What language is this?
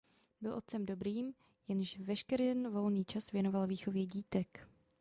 Czech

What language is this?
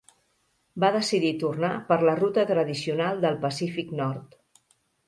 Catalan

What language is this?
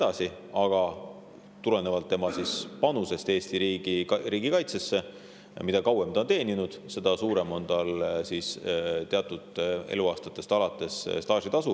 Estonian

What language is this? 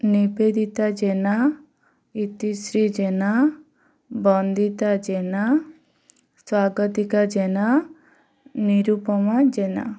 Odia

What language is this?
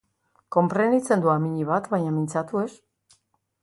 Basque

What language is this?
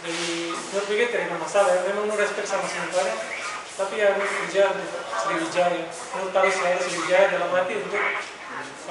Indonesian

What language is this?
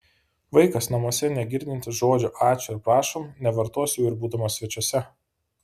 Lithuanian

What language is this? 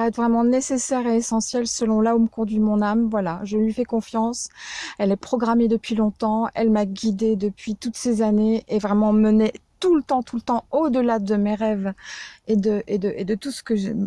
French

